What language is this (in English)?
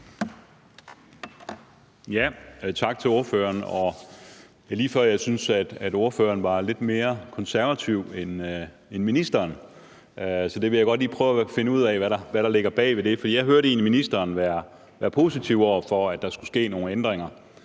Danish